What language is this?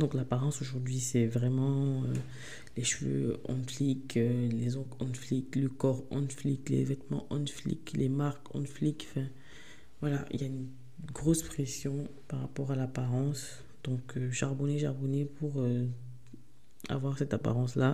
French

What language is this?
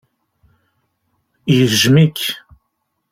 Kabyle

